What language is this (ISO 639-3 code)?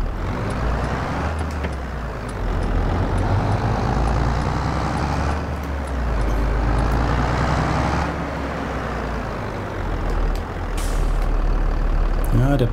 deu